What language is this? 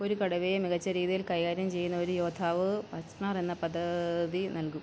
Malayalam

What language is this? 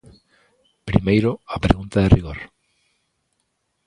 Galician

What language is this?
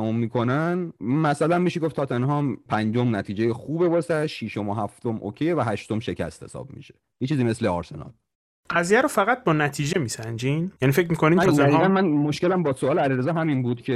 Persian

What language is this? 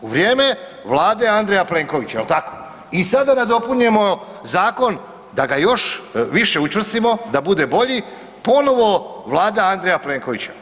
Croatian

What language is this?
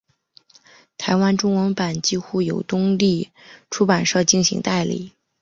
Chinese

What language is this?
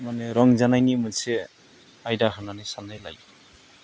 Bodo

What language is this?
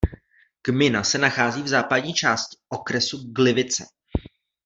Czech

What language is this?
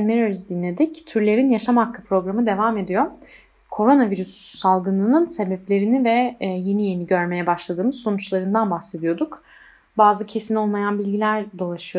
Turkish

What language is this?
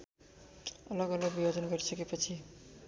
Nepali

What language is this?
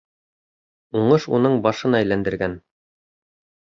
Bashkir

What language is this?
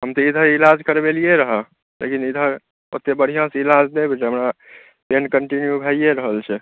Maithili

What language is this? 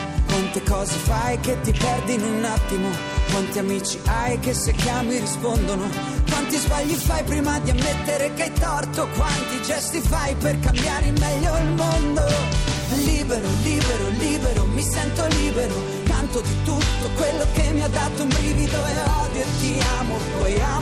Italian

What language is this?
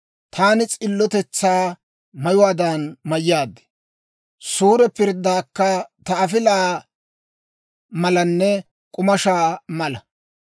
Dawro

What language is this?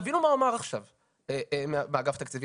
Hebrew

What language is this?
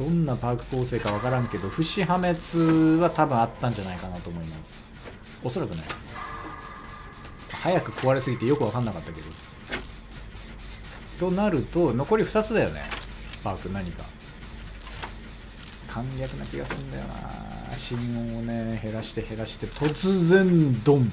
Japanese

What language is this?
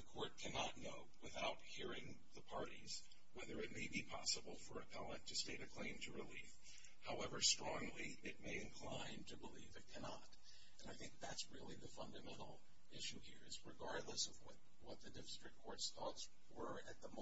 English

